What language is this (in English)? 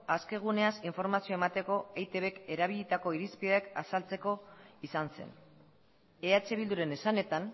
Basque